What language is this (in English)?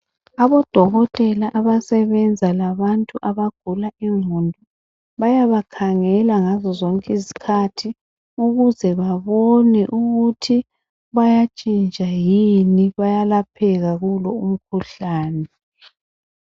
North Ndebele